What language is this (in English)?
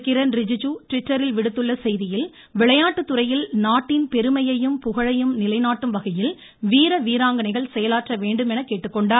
Tamil